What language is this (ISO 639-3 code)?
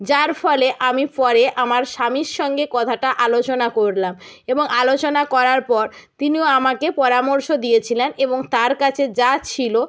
ben